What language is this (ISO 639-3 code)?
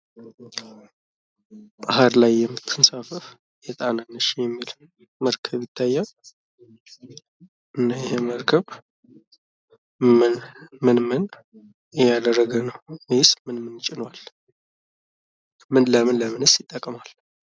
amh